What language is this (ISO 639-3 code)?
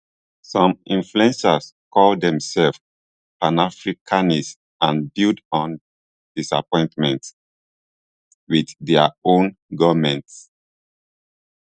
pcm